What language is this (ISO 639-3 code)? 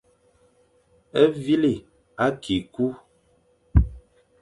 fan